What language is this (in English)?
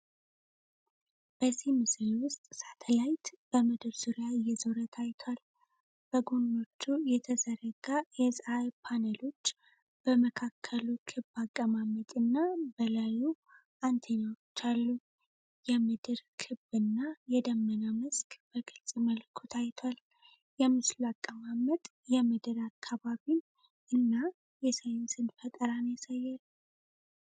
Amharic